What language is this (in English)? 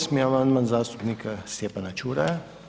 Croatian